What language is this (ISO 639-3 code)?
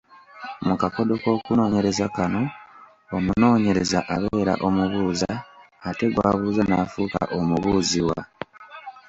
lug